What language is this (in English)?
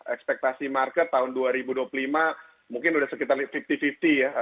Indonesian